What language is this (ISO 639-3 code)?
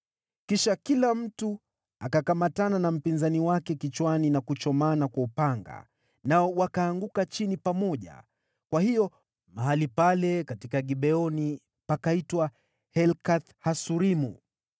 swa